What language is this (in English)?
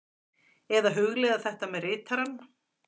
Icelandic